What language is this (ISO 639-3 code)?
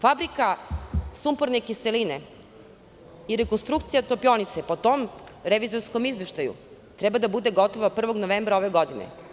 srp